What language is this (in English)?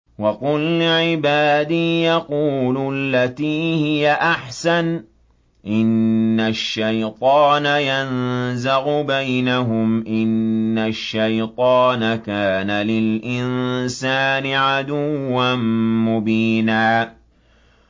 Arabic